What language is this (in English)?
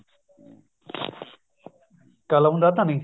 Punjabi